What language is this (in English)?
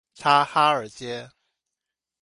Chinese